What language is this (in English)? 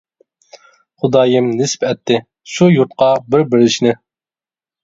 Uyghur